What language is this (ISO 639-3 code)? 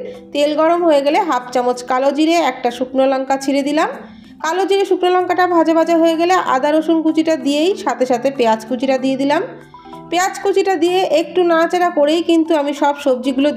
ron